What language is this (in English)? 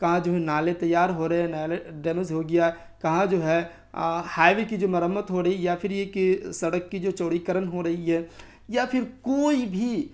Urdu